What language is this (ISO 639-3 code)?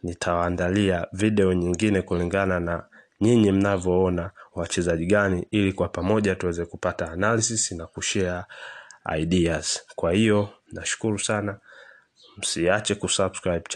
swa